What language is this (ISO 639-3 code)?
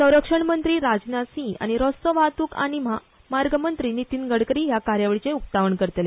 kok